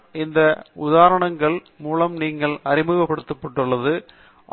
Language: Tamil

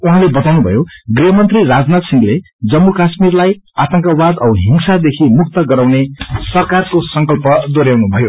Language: Nepali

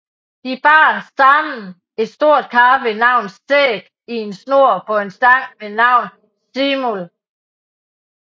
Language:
Danish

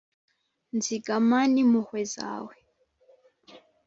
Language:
Kinyarwanda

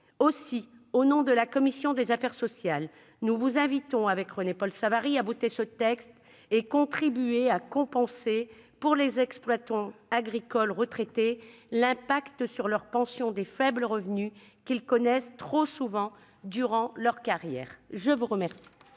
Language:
French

